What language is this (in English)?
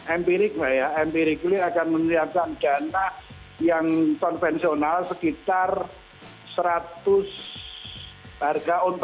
Indonesian